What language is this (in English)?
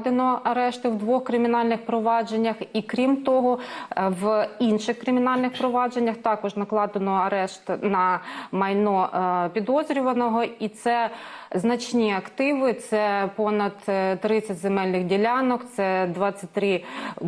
Ukrainian